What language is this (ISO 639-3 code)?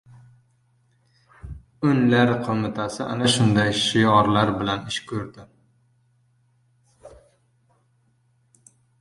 uzb